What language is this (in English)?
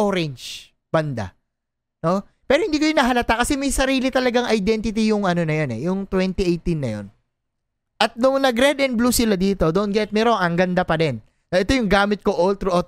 Filipino